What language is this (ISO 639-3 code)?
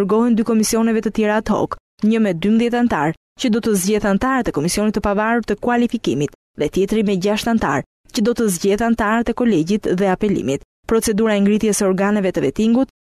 ron